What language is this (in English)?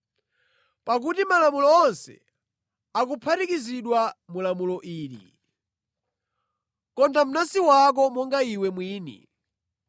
Nyanja